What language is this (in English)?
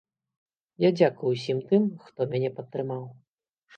Belarusian